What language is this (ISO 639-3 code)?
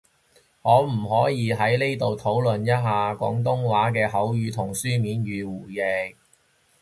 yue